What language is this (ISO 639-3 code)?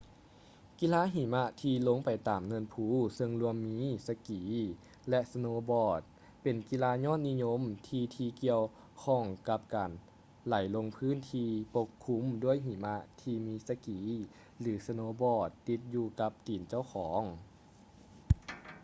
lao